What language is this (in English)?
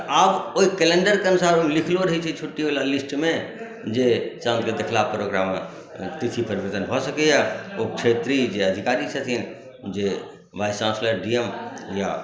Maithili